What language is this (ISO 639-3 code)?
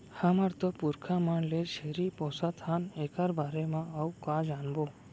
hne